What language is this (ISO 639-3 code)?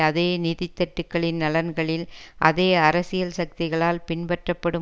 tam